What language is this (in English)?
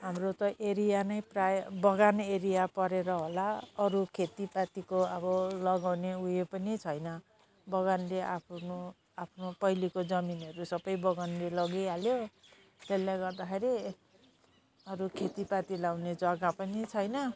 Nepali